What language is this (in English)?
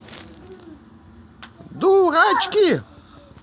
Russian